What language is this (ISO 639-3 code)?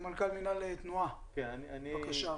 heb